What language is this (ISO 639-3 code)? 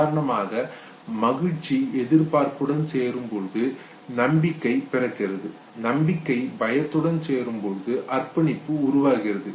tam